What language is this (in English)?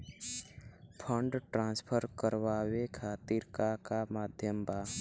Bhojpuri